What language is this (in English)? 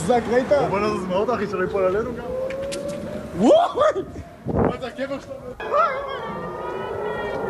Arabic